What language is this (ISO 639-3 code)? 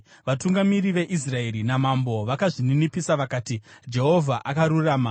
sna